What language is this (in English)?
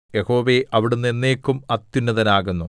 Malayalam